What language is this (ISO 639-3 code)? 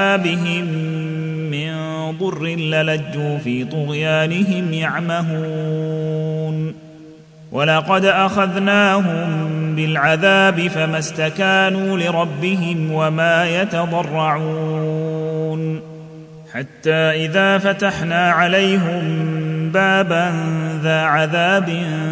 ara